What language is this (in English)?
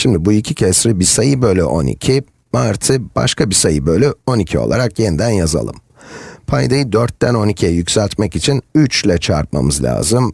Turkish